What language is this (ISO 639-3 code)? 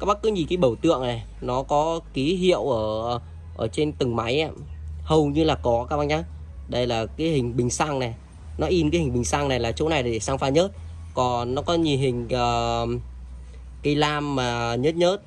vie